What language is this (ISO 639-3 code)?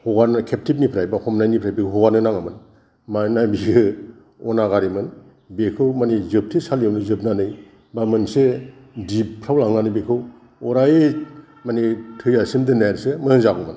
brx